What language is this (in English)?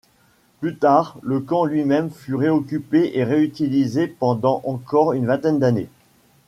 French